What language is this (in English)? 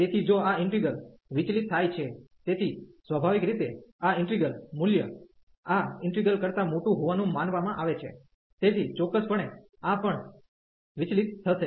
Gujarati